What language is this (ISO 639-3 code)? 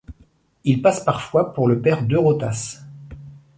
fra